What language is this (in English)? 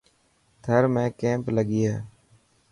Dhatki